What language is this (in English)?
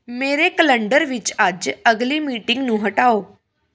Punjabi